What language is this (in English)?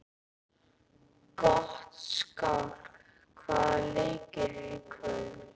Icelandic